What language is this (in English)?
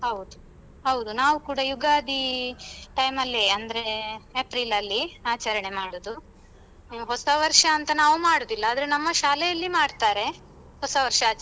Kannada